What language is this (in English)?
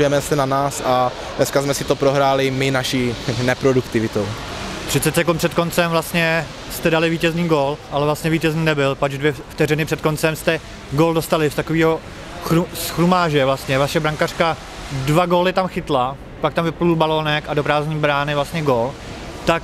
Czech